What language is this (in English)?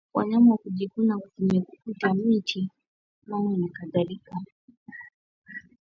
Swahili